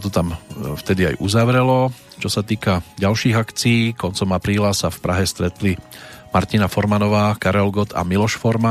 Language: Slovak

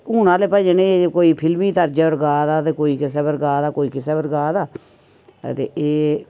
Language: Dogri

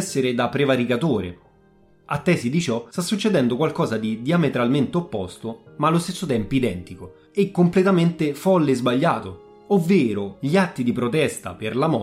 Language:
Italian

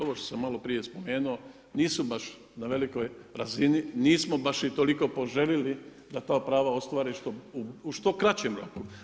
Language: Croatian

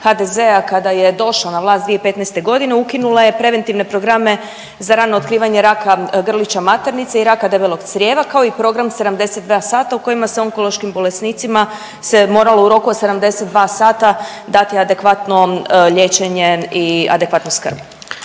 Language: Croatian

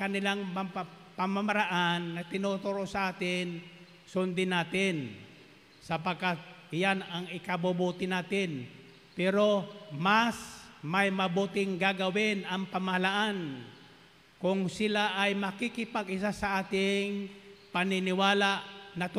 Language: Filipino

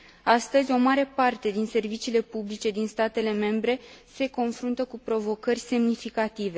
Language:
Romanian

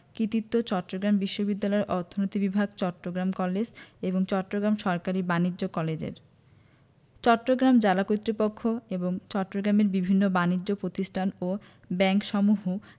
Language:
Bangla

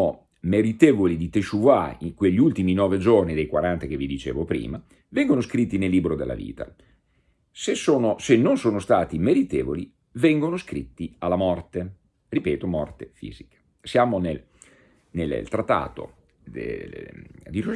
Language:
Italian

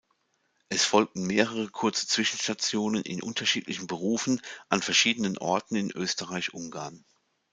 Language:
German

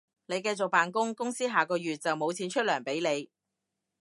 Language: Cantonese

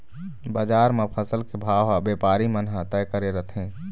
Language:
Chhattisgarhi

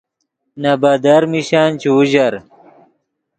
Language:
Yidgha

